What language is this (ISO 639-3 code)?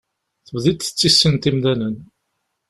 kab